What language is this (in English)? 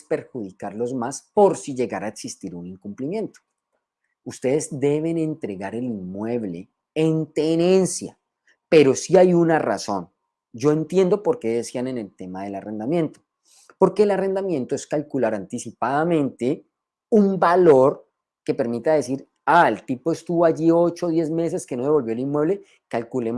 Spanish